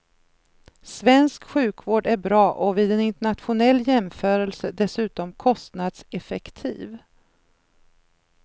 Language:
Swedish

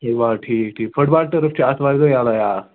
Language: Kashmiri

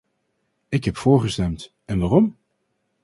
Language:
Dutch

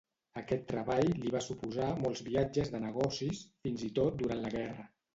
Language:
Catalan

